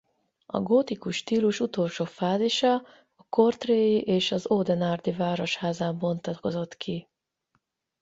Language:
Hungarian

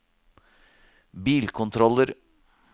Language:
Norwegian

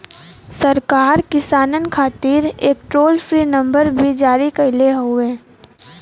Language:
Bhojpuri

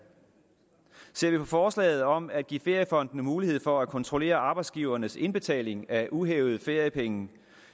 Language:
Danish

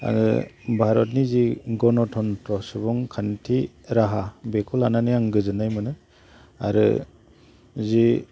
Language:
Bodo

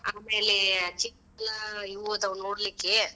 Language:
Kannada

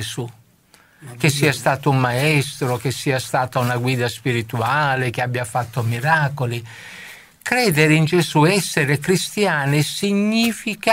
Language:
Italian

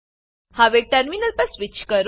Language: Gujarati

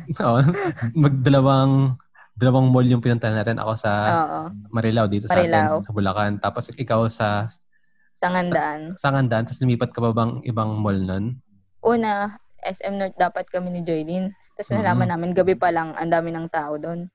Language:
Filipino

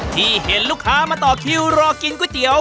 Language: Thai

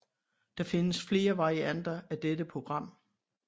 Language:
Danish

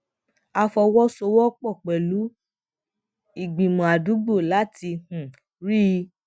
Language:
Yoruba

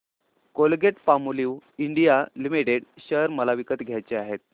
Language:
Marathi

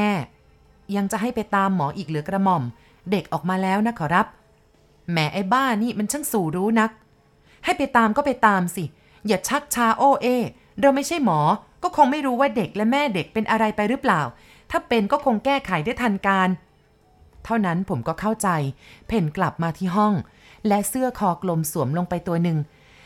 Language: Thai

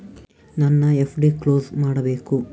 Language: Kannada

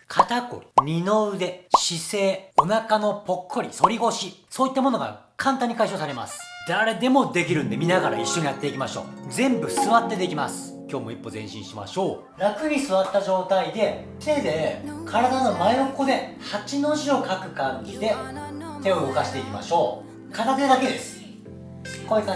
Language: Japanese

